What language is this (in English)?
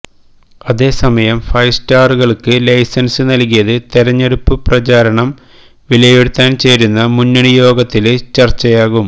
Malayalam